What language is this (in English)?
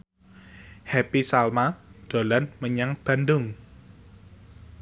Javanese